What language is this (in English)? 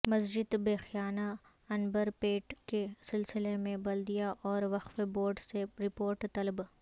Urdu